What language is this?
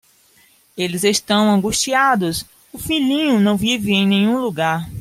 Portuguese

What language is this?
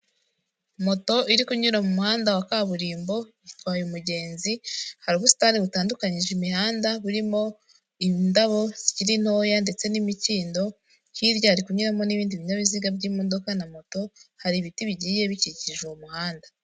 Kinyarwanda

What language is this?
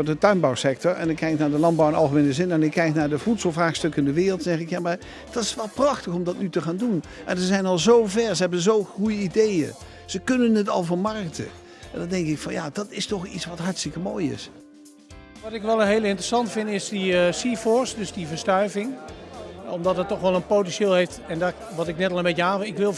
Dutch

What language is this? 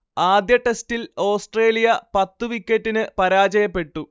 Malayalam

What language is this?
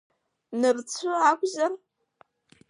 Abkhazian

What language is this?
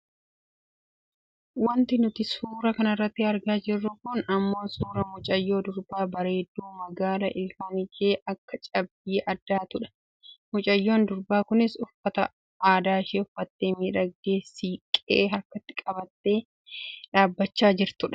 Oromo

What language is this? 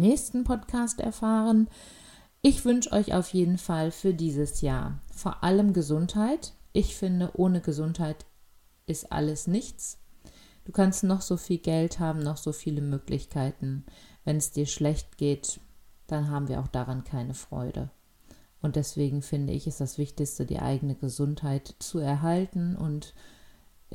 German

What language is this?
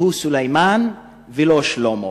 Hebrew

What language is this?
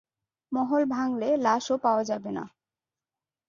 Bangla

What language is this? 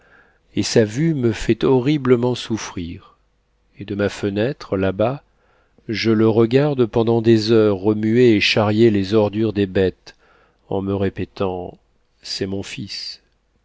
French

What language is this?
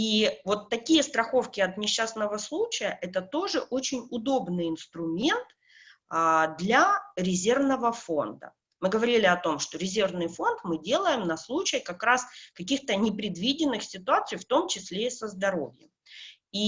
Russian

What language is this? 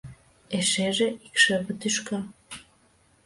Mari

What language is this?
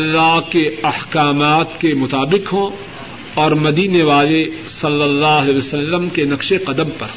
Urdu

